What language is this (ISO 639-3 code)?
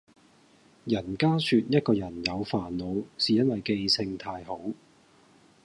yue